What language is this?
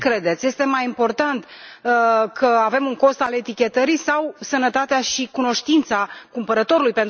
Romanian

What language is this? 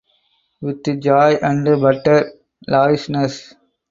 English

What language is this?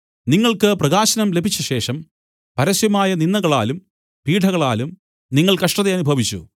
Malayalam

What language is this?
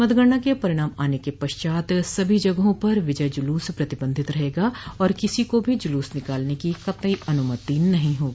Hindi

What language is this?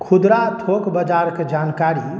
Maithili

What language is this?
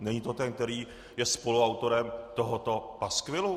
Czech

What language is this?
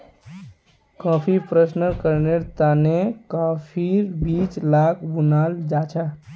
Magahi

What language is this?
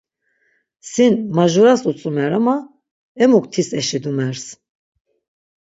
Laz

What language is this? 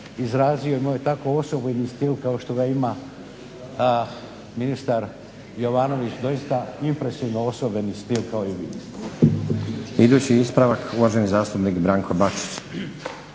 Croatian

